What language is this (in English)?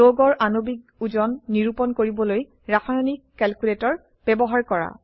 Assamese